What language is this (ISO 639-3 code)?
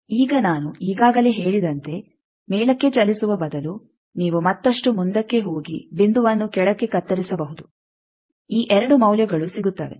kan